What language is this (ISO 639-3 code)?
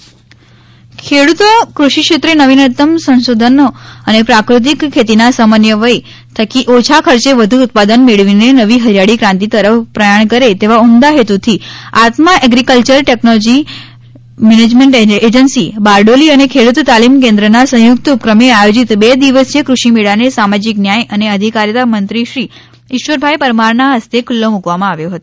guj